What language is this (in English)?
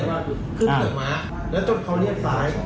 Thai